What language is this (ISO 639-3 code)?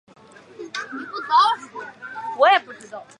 zho